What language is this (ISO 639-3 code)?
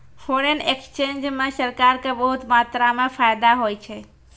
mai